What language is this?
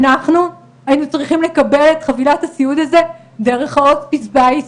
Hebrew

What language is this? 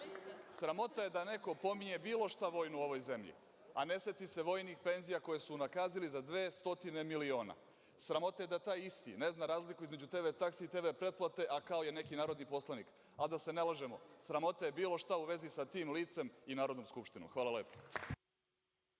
Serbian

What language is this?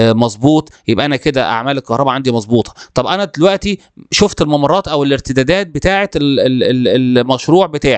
Arabic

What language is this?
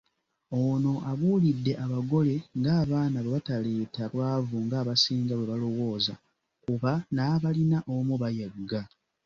Ganda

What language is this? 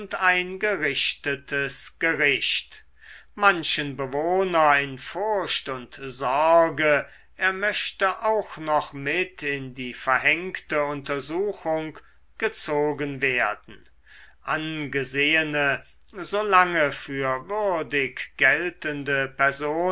German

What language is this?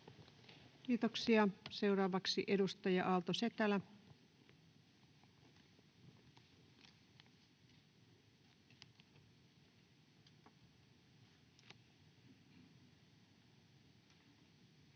Finnish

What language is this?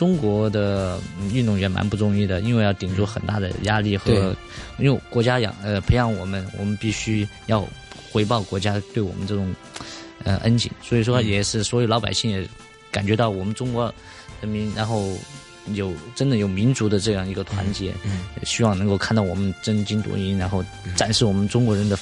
Chinese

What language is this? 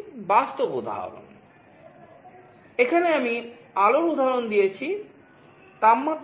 Bangla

